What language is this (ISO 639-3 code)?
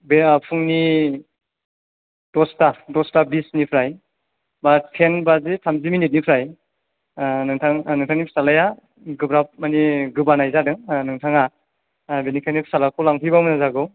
brx